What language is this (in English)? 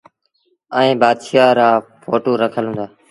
Sindhi Bhil